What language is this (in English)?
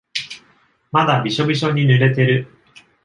Japanese